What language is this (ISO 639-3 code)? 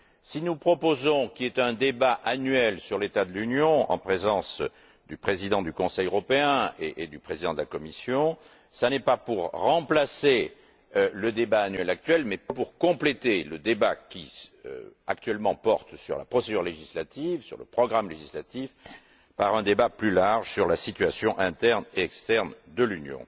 fra